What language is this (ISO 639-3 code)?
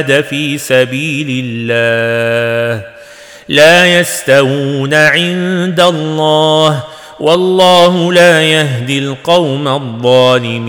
ara